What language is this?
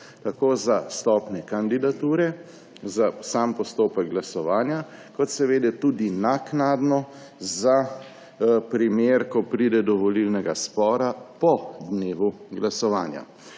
Slovenian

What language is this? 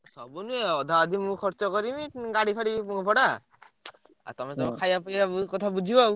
Odia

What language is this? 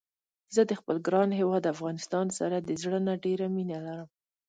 Pashto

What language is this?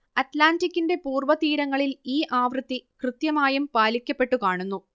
Malayalam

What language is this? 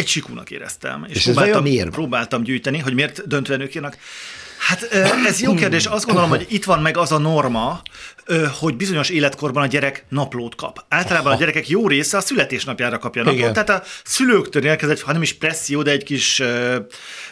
Hungarian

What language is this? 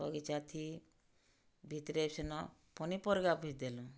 Odia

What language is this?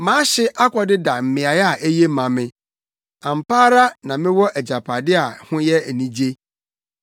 Akan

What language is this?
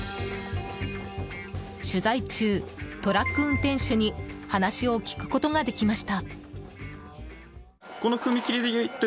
Japanese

